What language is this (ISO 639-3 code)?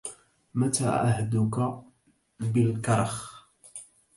ara